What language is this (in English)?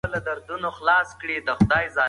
Pashto